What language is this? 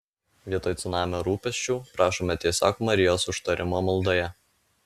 Lithuanian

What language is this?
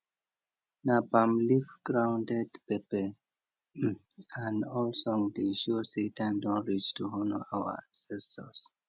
Nigerian Pidgin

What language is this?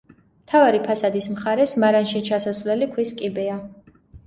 Georgian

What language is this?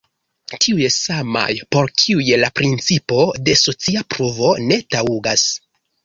Esperanto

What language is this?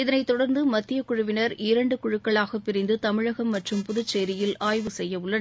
Tamil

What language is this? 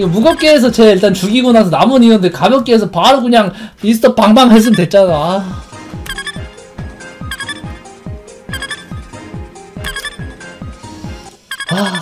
Korean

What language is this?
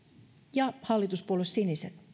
Finnish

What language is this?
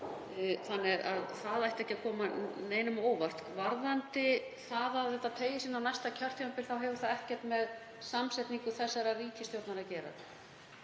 Icelandic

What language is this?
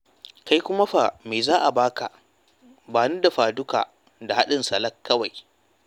Hausa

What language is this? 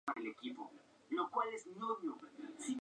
Spanish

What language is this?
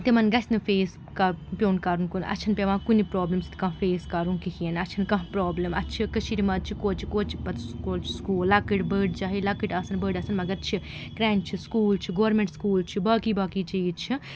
Kashmiri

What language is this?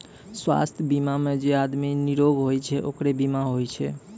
Maithili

